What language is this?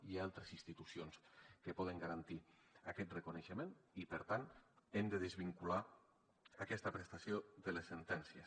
Catalan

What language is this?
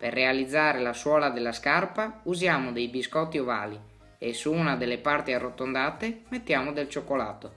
Italian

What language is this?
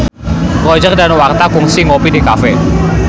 Sundanese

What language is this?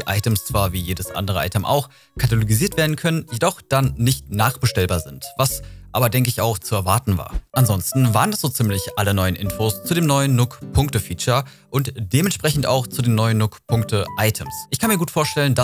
German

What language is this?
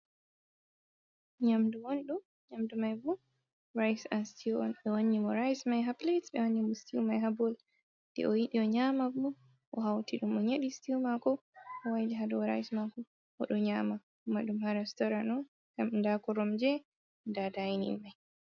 Fula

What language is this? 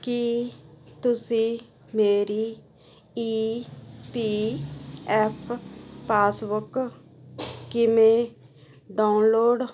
Punjabi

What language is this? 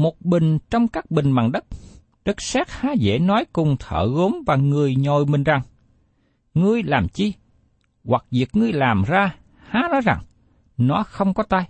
Vietnamese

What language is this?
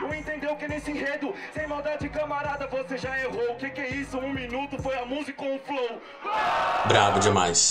Portuguese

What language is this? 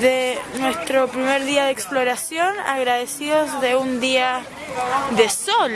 Spanish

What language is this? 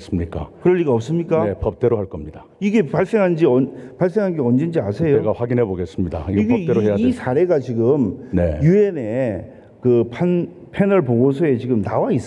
Korean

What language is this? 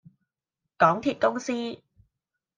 Cantonese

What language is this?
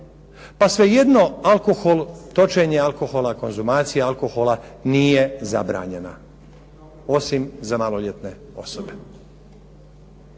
Croatian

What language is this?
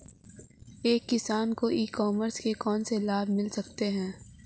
Hindi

